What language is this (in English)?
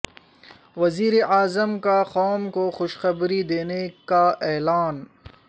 Urdu